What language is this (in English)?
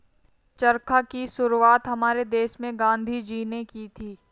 Hindi